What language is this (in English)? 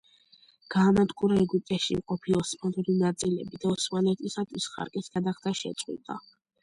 Georgian